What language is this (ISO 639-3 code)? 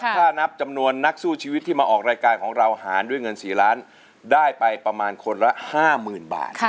tha